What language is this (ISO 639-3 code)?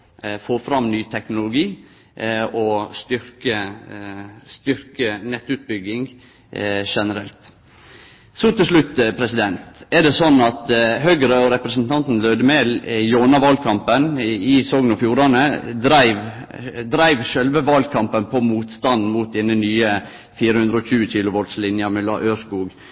nno